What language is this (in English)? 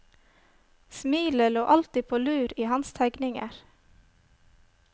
Norwegian